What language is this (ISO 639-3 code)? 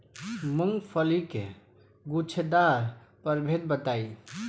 bho